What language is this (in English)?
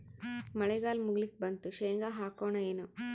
Kannada